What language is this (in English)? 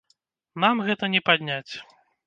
Belarusian